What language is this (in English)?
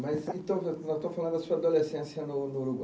Portuguese